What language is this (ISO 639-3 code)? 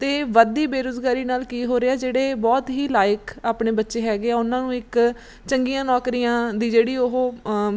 pan